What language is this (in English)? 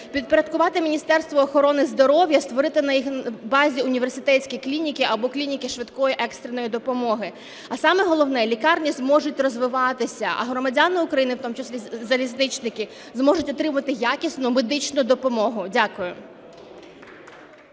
Ukrainian